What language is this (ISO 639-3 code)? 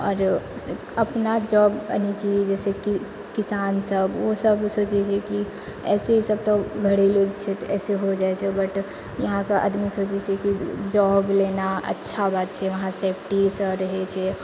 mai